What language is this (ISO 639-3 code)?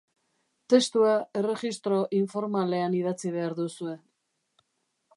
eus